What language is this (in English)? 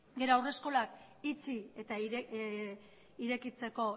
Basque